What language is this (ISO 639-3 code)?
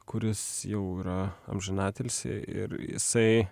lit